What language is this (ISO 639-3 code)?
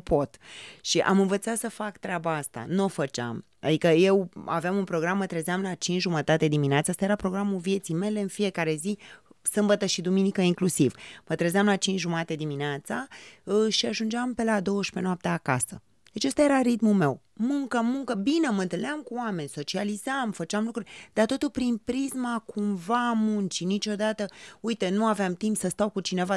ron